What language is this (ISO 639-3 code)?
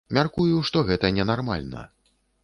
bel